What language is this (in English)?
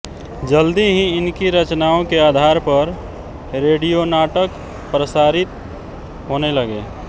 Hindi